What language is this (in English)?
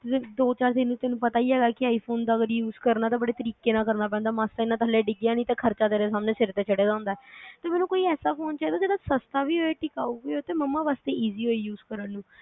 Punjabi